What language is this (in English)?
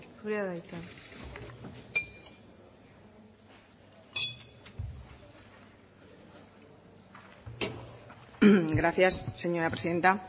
Basque